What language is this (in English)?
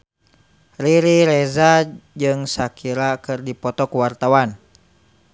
Sundanese